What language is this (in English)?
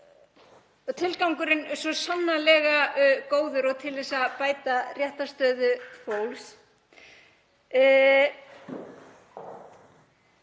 Icelandic